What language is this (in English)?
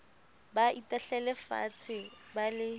Southern Sotho